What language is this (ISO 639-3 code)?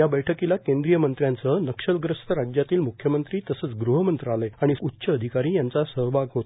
mar